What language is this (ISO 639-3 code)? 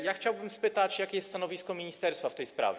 pol